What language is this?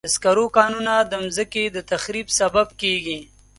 Pashto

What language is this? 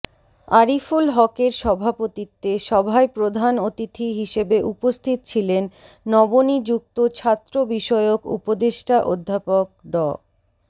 Bangla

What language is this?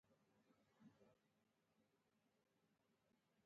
Pashto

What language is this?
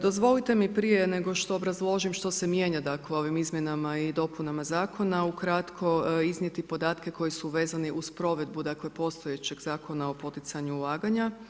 Croatian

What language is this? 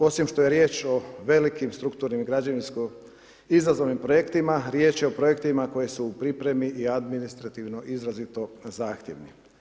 Croatian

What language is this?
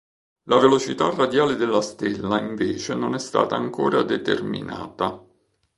Italian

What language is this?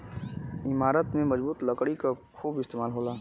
Bhojpuri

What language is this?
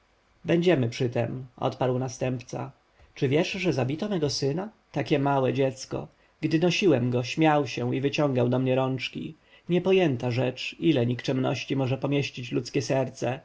Polish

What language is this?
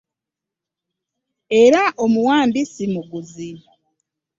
Ganda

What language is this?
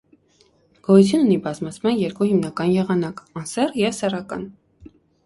Armenian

